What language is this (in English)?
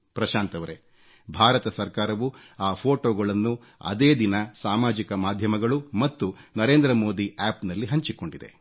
Kannada